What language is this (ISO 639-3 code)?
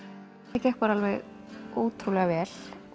isl